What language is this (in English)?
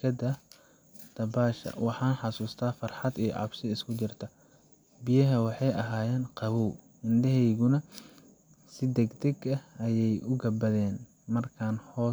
Somali